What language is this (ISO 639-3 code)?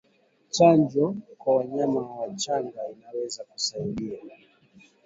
swa